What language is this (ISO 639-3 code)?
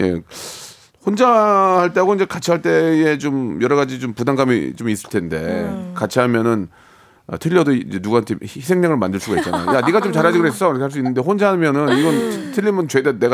kor